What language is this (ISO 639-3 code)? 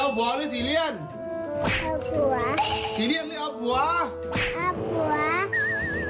tha